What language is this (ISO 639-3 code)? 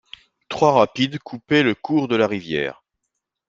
fra